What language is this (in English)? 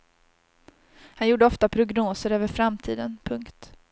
Swedish